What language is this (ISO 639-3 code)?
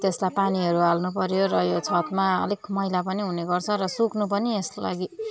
nep